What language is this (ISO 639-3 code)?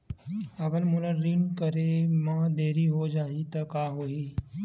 hne